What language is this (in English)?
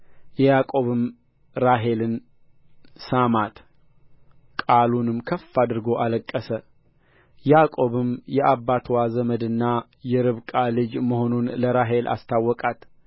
Amharic